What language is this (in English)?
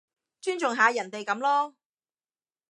Cantonese